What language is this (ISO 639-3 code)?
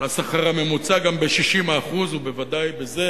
heb